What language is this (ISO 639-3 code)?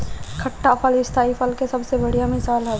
bho